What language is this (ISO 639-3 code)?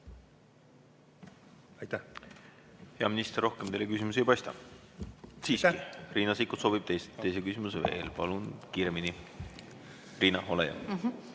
est